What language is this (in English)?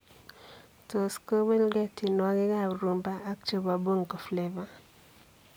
Kalenjin